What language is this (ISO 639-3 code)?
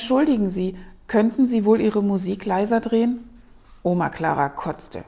deu